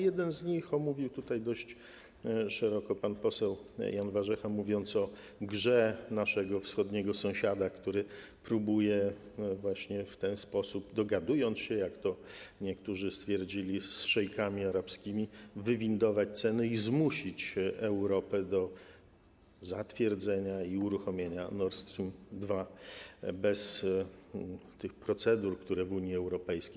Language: Polish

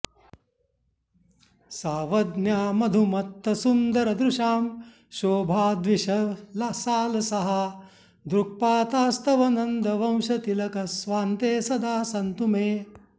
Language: Sanskrit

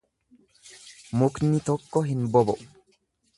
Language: Oromo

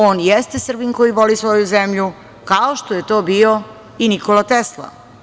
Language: Serbian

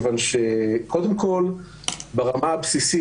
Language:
Hebrew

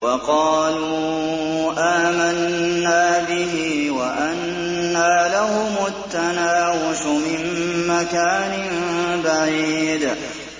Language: Arabic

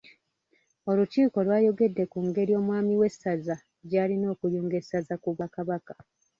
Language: Ganda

